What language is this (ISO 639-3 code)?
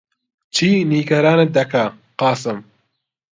ckb